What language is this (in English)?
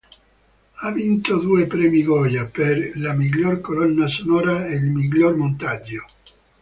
Italian